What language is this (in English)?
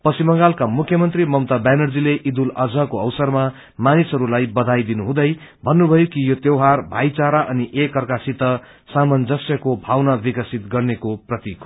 Nepali